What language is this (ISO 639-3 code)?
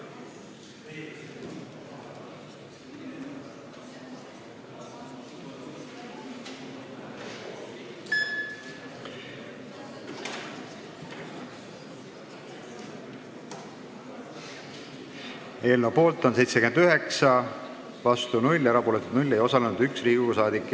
est